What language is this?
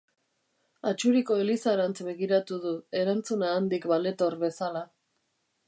Basque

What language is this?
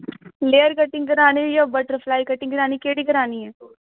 Dogri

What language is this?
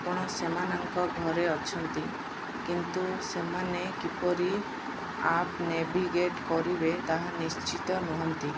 Odia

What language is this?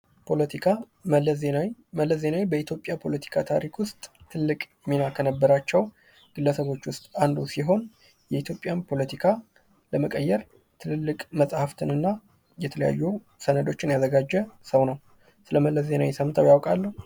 Amharic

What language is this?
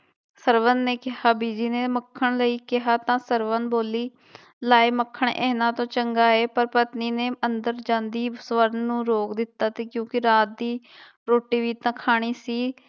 Punjabi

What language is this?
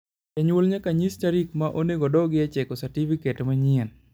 Luo (Kenya and Tanzania)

